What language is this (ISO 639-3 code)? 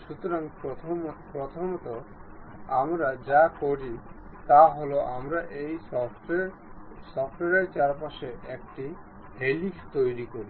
ben